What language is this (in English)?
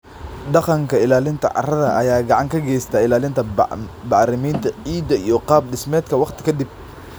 Somali